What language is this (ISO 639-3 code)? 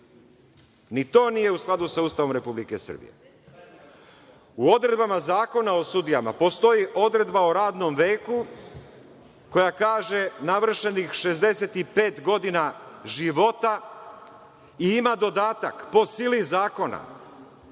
srp